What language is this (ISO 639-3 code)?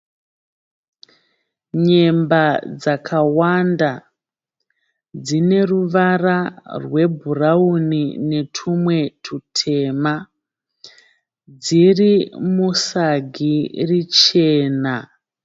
sna